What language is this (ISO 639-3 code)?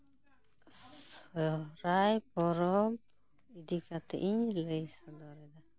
sat